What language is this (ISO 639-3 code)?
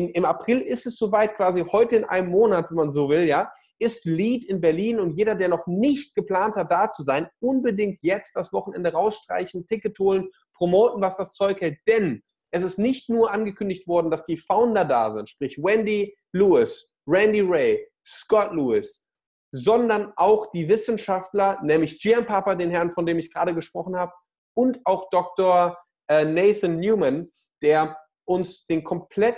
deu